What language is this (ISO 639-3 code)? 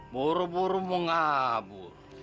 ind